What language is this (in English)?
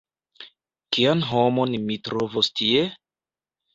Esperanto